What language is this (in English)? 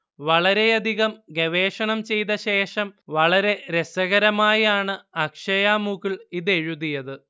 Malayalam